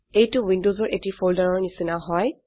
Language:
Assamese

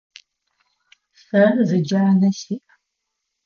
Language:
Adyghe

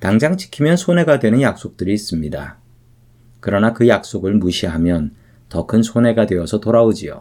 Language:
Korean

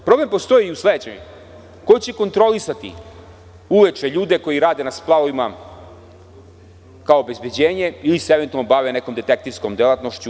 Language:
Serbian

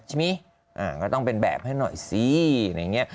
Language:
Thai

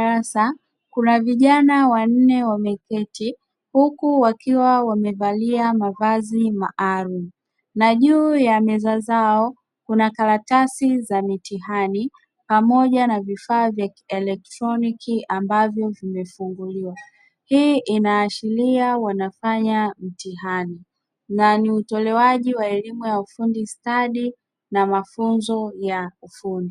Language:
Swahili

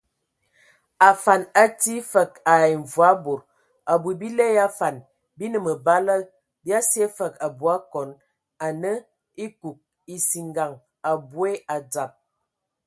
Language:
Ewondo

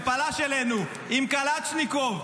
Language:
Hebrew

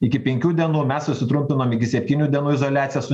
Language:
Lithuanian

